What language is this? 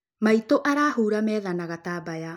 Kikuyu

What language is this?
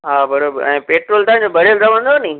Sindhi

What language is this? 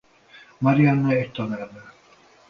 Hungarian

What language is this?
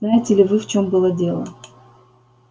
Russian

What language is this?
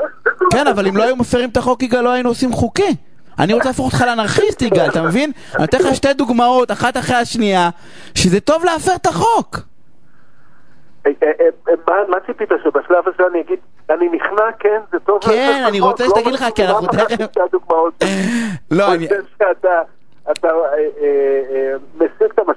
Hebrew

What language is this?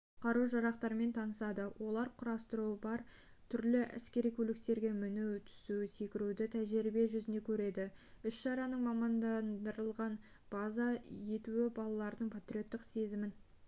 Kazakh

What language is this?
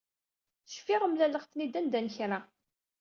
Kabyle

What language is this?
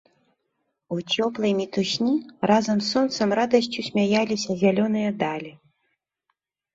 Belarusian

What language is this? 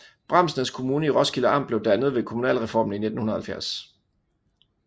Danish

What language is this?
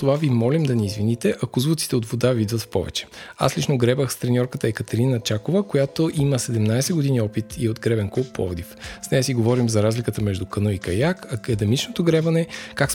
Bulgarian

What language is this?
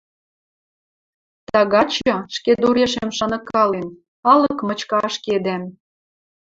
Western Mari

